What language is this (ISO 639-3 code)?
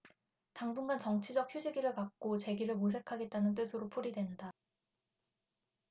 kor